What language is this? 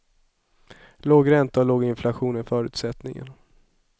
Swedish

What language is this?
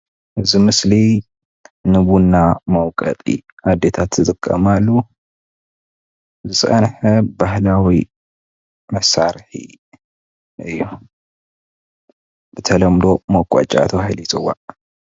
Tigrinya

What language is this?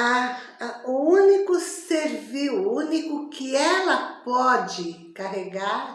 Portuguese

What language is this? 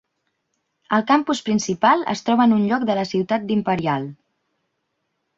Catalan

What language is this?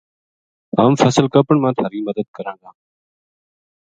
Gujari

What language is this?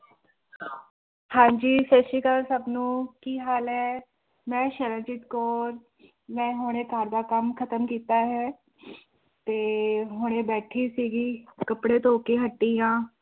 Punjabi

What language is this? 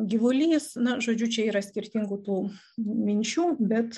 Lithuanian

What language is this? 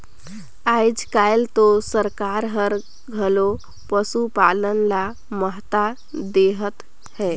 Chhattisgarhi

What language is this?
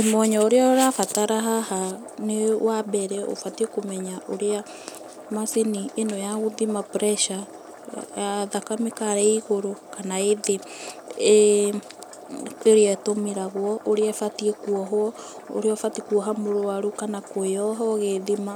Kikuyu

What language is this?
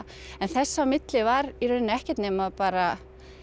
Icelandic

